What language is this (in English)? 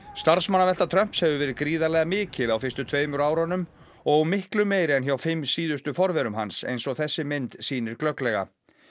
Icelandic